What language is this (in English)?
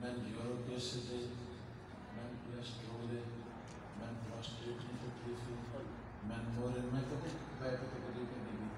Arabic